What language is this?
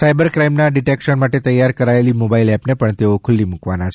Gujarati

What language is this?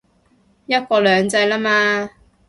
Cantonese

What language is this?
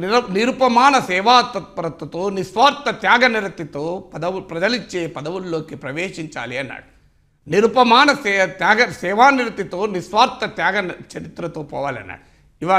Telugu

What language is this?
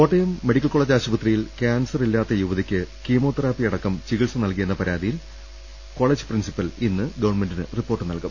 Malayalam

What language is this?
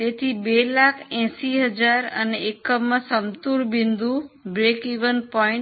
Gujarati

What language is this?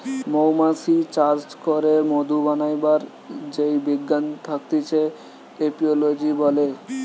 Bangla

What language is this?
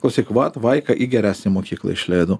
Lithuanian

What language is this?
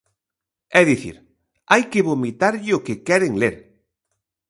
Galician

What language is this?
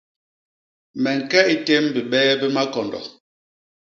Basaa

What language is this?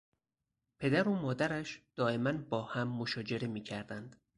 Persian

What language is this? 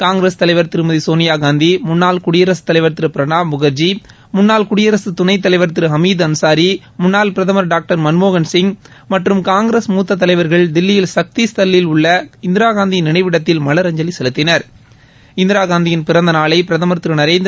Tamil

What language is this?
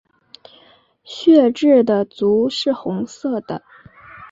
Chinese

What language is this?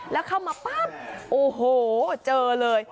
Thai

